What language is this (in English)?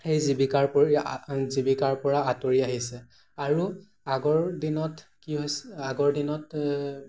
Assamese